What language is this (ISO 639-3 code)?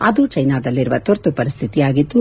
kan